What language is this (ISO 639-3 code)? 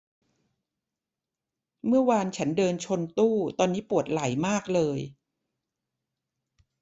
tha